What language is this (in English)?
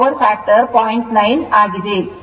Kannada